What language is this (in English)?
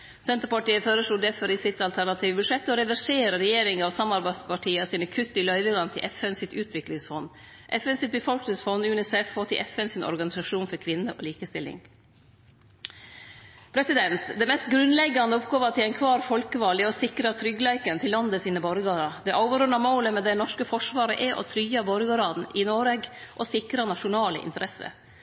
Norwegian Nynorsk